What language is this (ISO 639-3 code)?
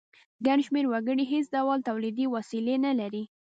pus